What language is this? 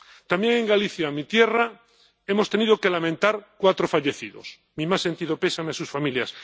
Spanish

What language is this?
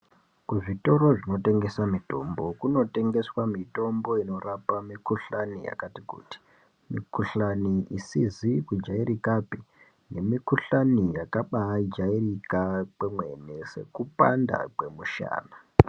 Ndau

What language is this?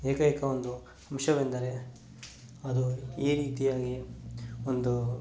Kannada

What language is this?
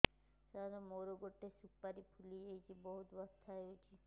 Odia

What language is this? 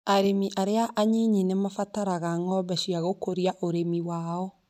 Kikuyu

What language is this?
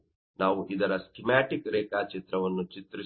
Kannada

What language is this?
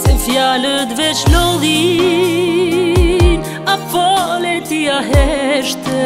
Romanian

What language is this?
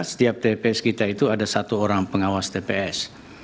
Indonesian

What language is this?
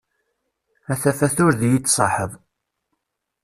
Kabyle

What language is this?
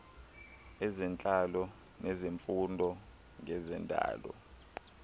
Xhosa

